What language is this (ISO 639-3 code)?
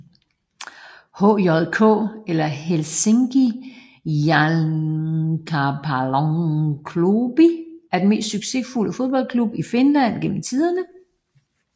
dan